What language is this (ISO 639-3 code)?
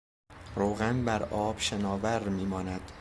fas